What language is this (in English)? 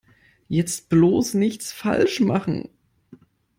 German